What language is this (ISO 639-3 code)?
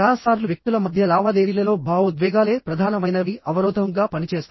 tel